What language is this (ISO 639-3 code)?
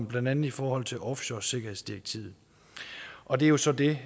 dan